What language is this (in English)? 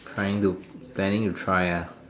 English